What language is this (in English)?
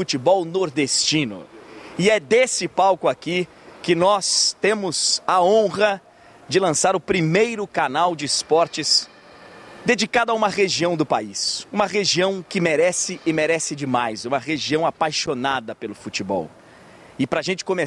Portuguese